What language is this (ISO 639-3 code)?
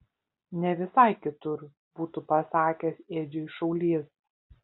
lit